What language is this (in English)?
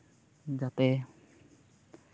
Santali